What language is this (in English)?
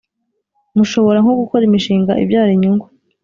Kinyarwanda